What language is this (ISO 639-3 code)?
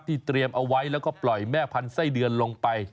tha